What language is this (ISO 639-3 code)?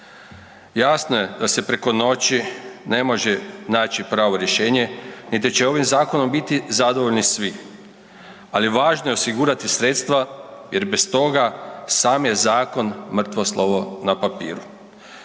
hrv